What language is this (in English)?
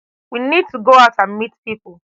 Nigerian Pidgin